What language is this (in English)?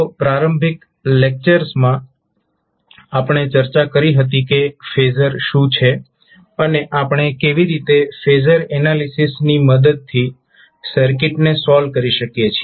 Gujarati